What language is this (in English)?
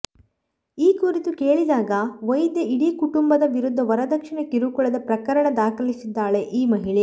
Kannada